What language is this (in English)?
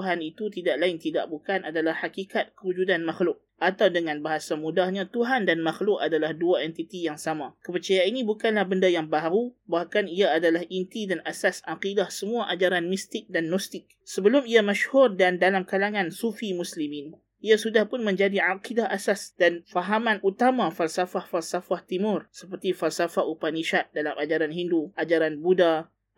Malay